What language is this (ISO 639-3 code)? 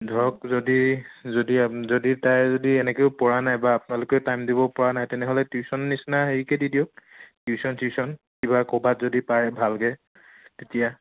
asm